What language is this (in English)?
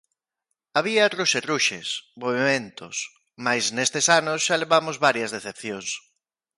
Galician